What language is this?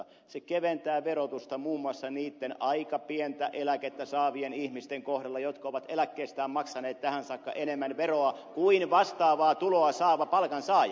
Finnish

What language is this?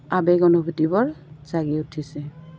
Assamese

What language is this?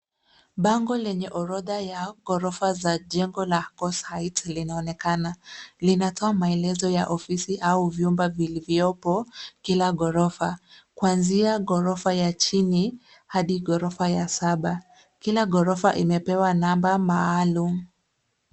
Swahili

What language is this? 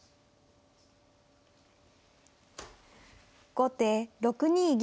Japanese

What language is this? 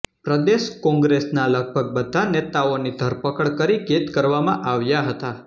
Gujarati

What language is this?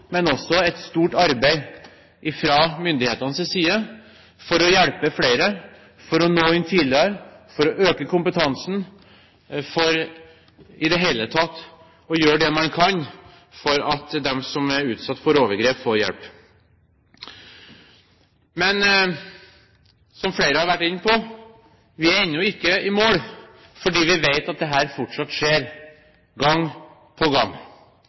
Norwegian Bokmål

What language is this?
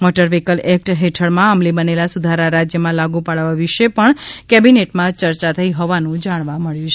Gujarati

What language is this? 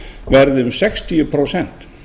Icelandic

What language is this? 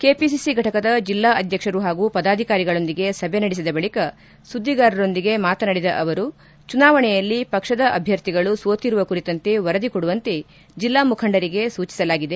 Kannada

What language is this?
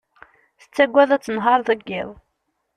Kabyle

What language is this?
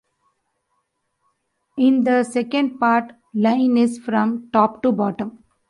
English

